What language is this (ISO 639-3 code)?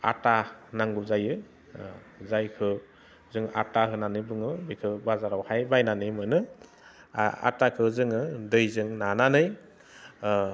brx